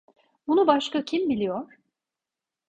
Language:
Turkish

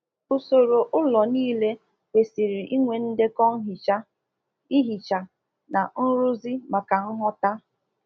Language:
Igbo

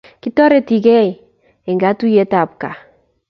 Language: Kalenjin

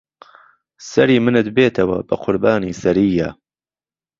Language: Central Kurdish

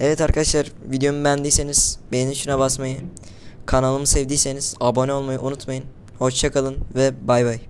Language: Turkish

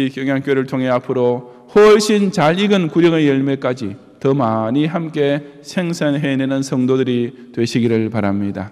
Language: Korean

